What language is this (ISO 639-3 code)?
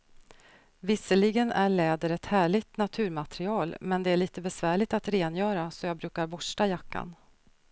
swe